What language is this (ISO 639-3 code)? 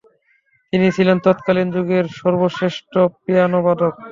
ben